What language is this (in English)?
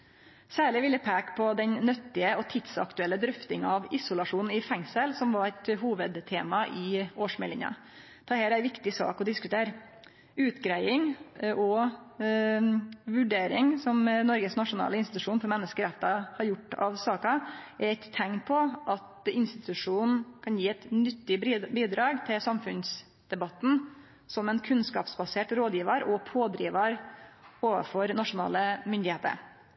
Norwegian Nynorsk